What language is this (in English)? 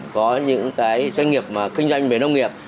Vietnamese